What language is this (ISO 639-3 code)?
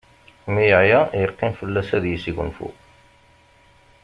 kab